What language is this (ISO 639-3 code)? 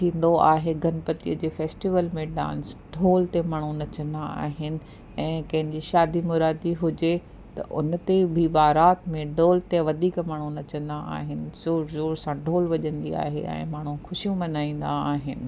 snd